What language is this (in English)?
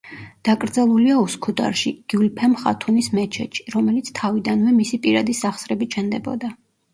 Georgian